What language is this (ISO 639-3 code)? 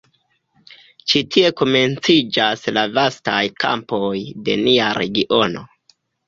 epo